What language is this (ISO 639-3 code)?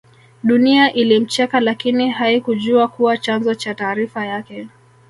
swa